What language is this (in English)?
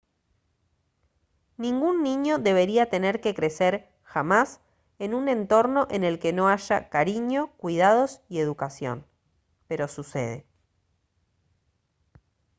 Spanish